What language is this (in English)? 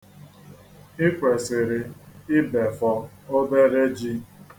Igbo